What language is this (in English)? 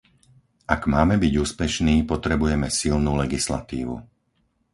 Slovak